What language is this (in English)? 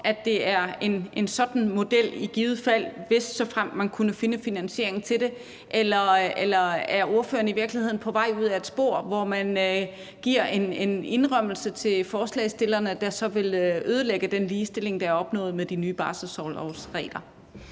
Danish